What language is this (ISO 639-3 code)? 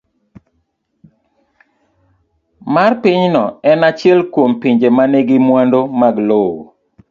luo